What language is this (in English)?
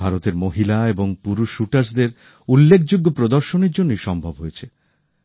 Bangla